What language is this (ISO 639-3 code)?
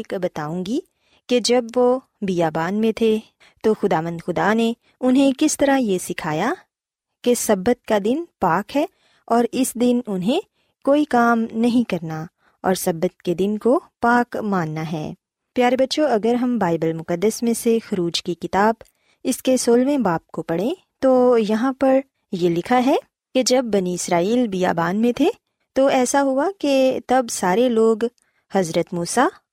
urd